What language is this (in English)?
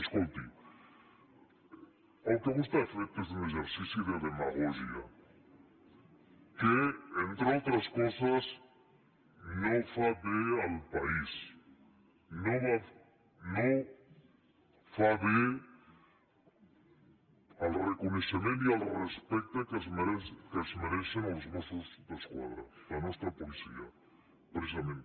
Catalan